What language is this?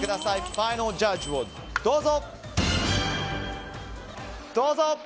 Japanese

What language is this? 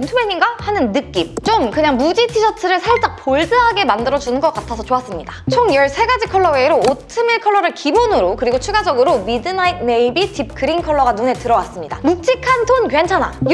Korean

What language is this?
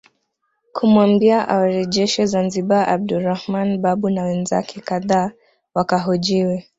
Swahili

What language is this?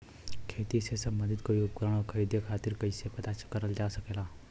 Bhojpuri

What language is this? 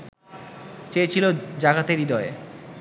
Bangla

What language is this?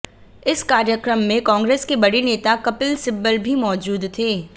Hindi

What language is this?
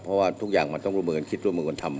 Thai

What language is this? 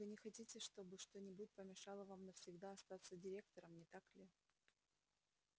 Russian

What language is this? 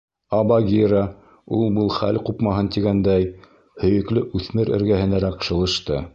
Bashkir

